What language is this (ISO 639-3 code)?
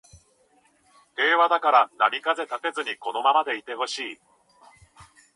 jpn